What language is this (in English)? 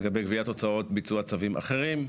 Hebrew